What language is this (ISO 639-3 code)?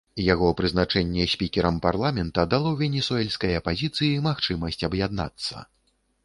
bel